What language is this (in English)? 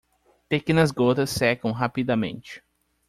Portuguese